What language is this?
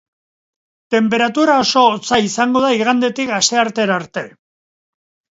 Basque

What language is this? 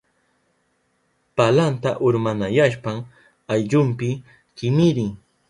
Southern Pastaza Quechua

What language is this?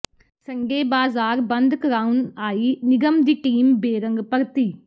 Punjabi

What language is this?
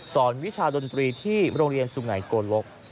Thai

